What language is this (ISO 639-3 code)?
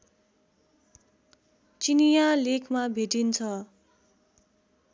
nep